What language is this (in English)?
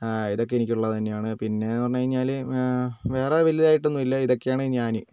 Malayalam